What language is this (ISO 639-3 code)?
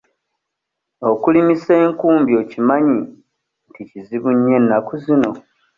lug